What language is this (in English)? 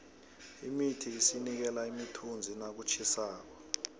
South Ndebele